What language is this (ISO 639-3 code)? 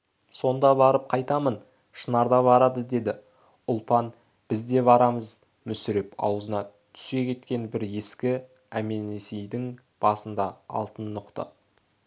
kaz